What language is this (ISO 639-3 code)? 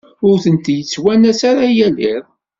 kab